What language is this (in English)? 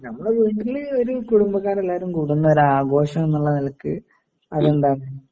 Malayalam